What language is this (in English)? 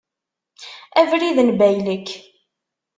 Kabyle